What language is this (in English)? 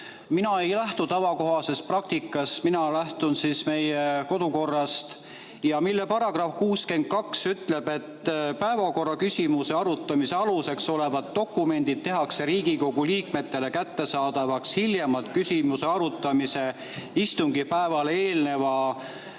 Estonian